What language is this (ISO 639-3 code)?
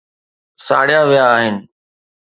snd